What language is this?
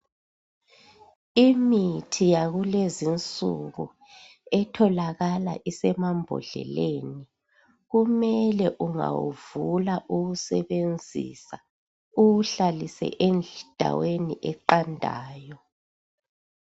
North Ndebele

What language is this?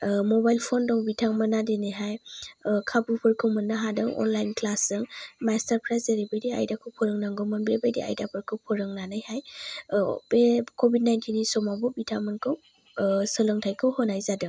Bodo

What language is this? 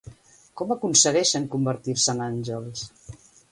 Catalan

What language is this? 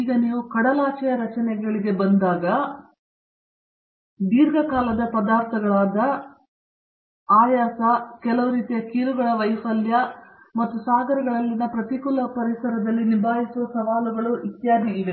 Kannada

